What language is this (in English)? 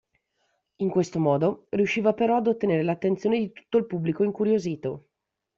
Italian